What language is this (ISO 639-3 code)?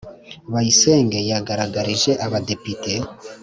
kin